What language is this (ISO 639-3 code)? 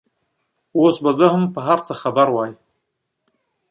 pus